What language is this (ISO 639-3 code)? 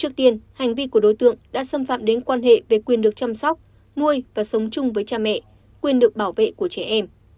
vie